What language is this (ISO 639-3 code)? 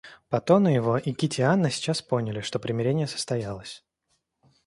rus